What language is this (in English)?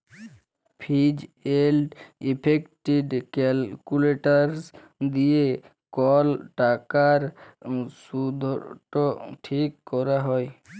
Bangla